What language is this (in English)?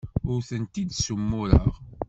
Kabyle